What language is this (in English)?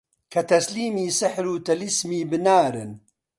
Central Kurdish